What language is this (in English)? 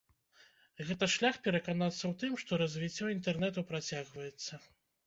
Belarusian